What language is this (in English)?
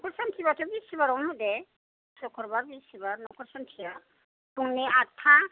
Bodo